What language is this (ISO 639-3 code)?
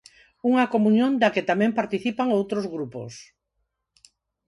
glg